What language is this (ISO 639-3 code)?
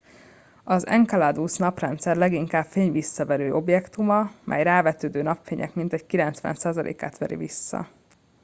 hun